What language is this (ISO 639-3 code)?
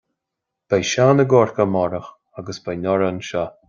gle